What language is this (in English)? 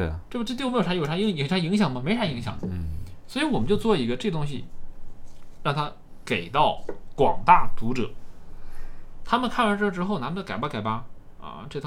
Chinese